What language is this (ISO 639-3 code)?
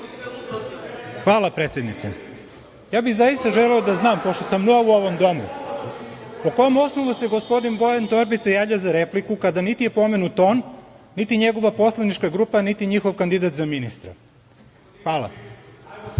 srp